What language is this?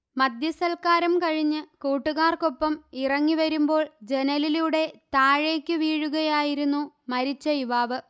Malayalam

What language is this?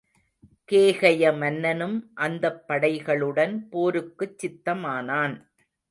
Tamil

